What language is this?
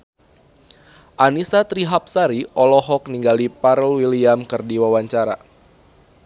Sundanese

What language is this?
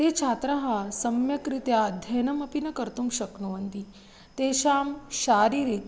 Sanskrit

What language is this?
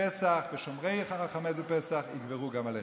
Hebrew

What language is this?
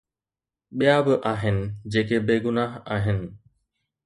Sindhi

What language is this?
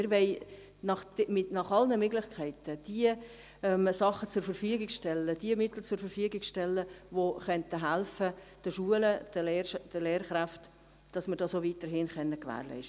Swiss German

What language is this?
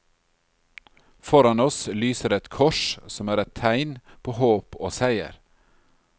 Norwegian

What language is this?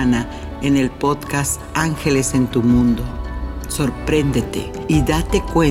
Spanish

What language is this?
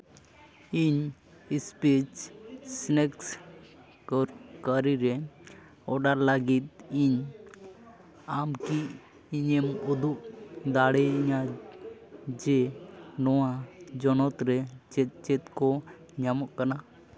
Santali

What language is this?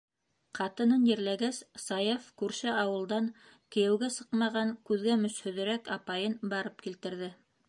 Bashkir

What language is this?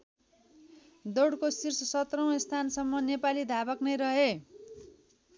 Nepali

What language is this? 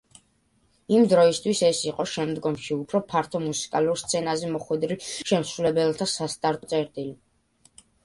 Georgian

